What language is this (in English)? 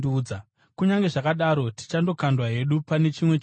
Shona